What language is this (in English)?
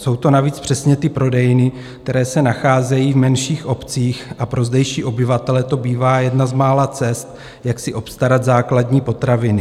Czech